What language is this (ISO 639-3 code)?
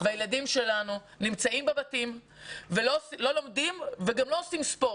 heb